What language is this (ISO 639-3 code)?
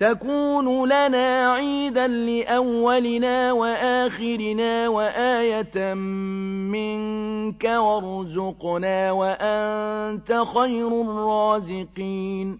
ara